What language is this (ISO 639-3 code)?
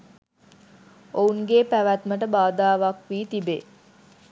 sin